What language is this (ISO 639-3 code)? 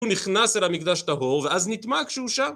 heb